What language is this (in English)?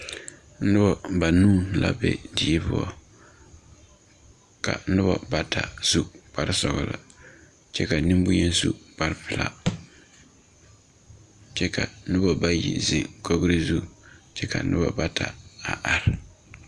Southern Dagaare